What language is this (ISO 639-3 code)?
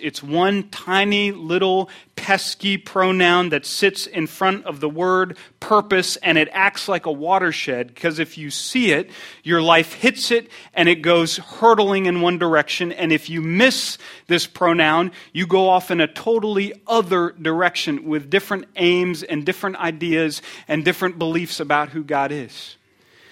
eng